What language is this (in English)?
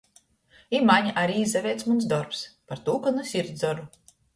Latgalian